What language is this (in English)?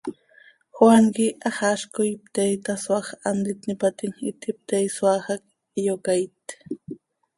Seri